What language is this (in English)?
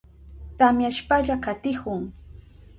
Southern Pastaza Quechua